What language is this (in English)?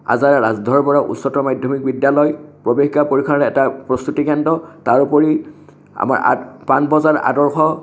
Assamese